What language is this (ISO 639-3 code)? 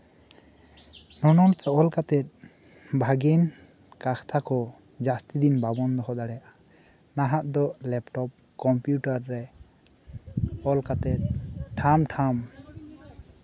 sat